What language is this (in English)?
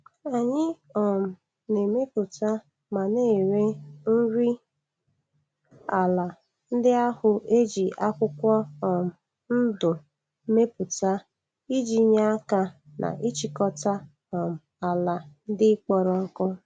Igbo